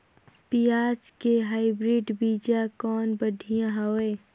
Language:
Chhattisgarhi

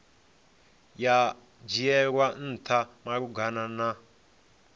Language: Venda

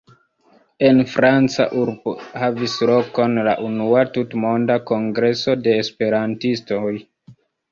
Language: Esperanto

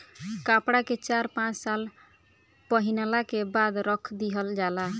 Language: Bhojpuri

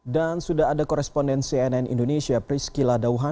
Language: Indonesian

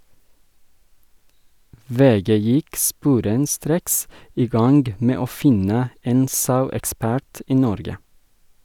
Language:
Norwegian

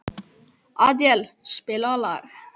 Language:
Icelandic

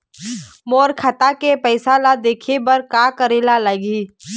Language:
Chhattisgarhi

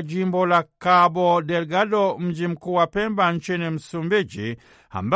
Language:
Swahili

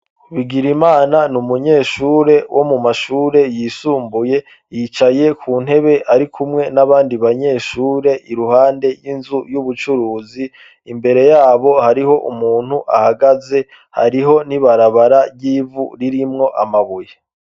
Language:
Rundi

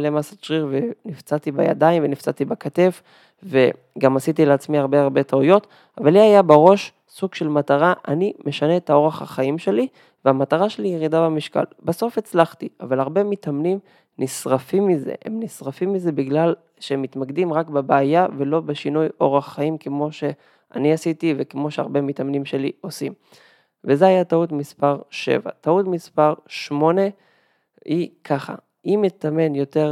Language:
Hebrew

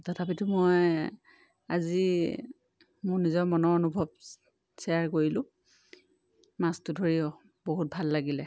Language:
Assamese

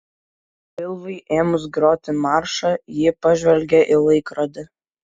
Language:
Lithuanian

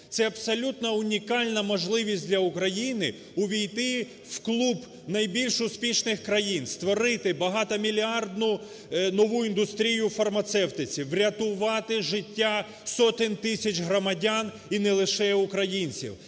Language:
Ukrainian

